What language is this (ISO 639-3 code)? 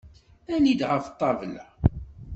kab